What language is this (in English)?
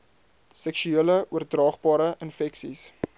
Afrikaans